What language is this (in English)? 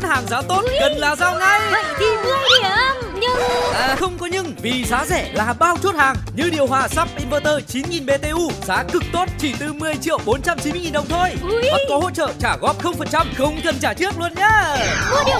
Vietnamese